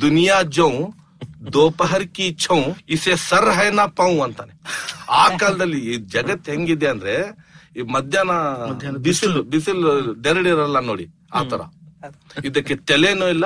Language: Kannada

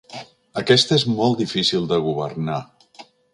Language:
Catalan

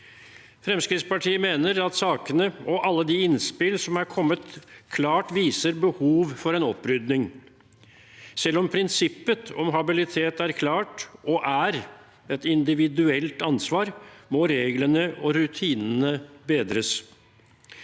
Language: Norwegian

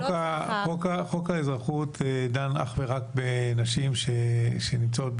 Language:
Hebrew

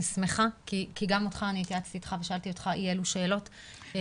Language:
Hebrew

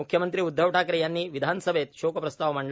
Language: Marathi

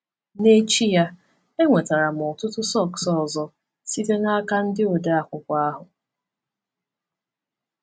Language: Igbo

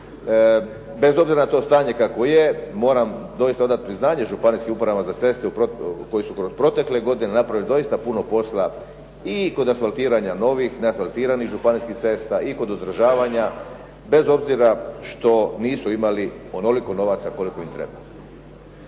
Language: Croatian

